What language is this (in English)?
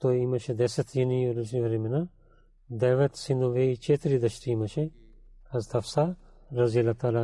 Bulgarian